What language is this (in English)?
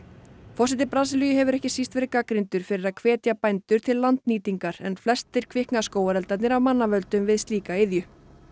Icelandic